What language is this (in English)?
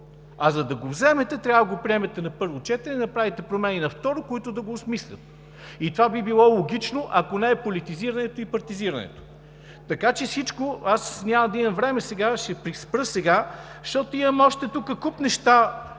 Bulgarian